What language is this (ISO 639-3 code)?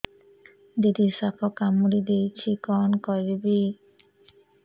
ori